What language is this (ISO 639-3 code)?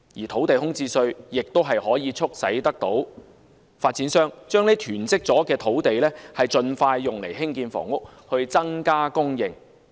yue